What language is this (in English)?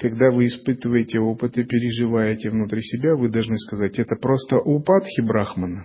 Russian